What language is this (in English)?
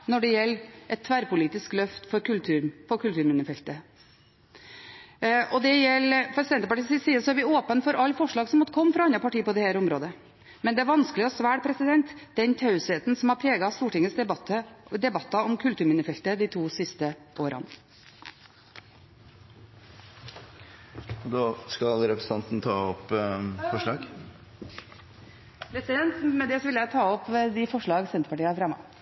Norwegian